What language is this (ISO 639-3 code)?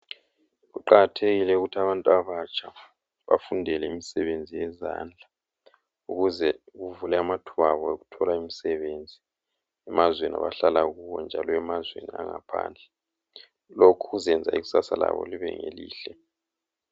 nde